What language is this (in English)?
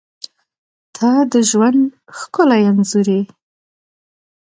Pashto